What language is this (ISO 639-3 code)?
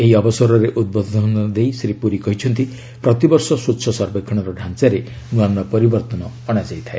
ori